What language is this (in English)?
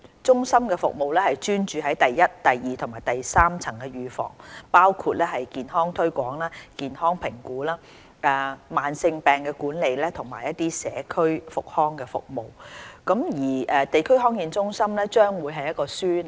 Cantonese